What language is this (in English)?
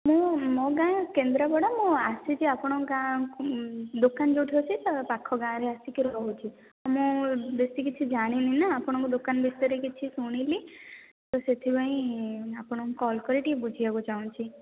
Odia